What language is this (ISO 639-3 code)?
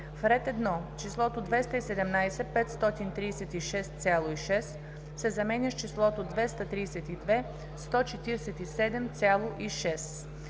bul